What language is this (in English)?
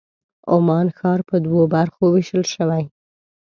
Pashto